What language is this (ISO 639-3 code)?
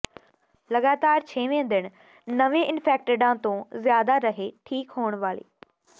pan